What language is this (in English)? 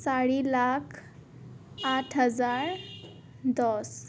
Assamese